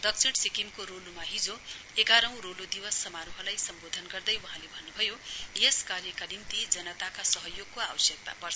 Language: Nepali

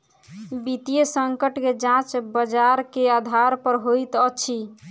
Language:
Maithili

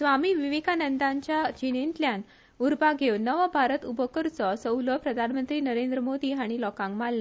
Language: Konkani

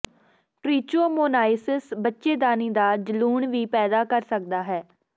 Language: Punjabi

